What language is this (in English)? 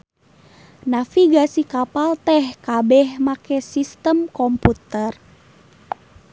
Sundanese